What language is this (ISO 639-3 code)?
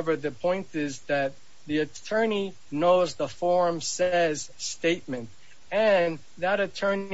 eng